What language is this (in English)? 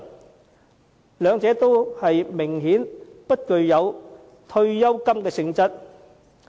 Cantonese